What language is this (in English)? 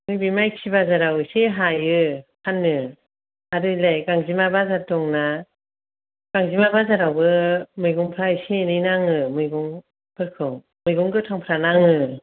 Bodo